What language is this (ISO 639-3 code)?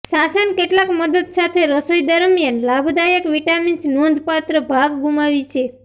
guj